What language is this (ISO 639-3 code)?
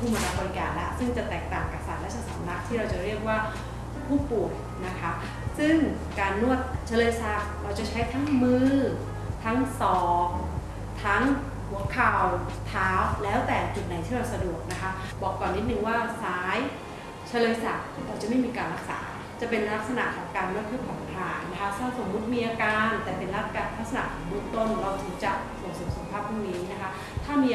tha